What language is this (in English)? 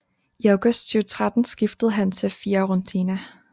Danish